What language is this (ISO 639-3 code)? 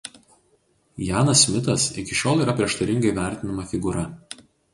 lit